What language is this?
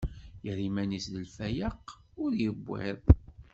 Kabyle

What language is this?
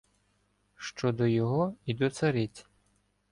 Ukrainian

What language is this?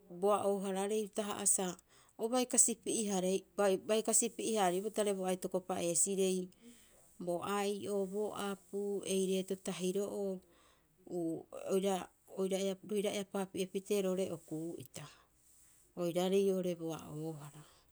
Rapoisi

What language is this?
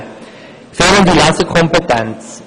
Swiss German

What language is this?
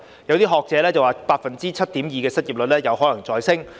Cantonese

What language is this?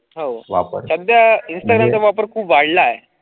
Marathi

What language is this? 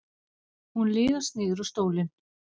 Icelandic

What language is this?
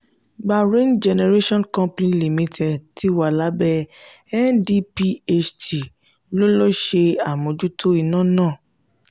Yoruba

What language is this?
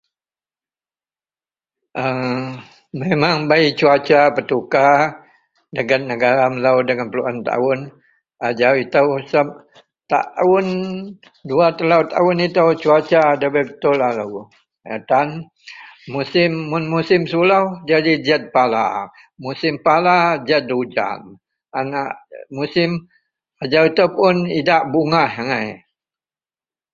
Central Melanau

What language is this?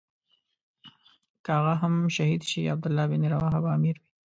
Pashto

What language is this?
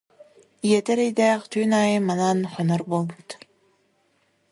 Yakut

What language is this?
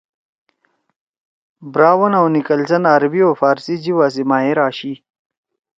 Torwali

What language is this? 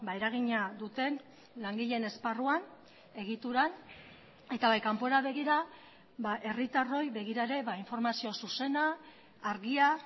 Basque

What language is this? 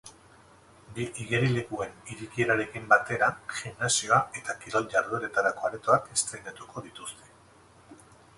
Basque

